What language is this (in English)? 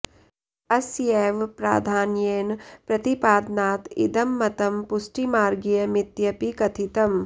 Sanskrit